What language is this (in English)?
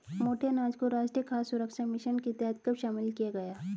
Hindi